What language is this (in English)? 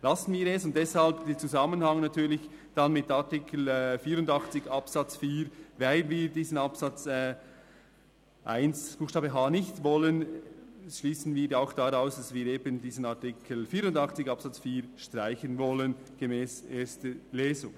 Swiss German